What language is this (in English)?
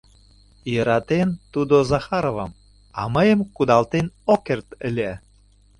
Mari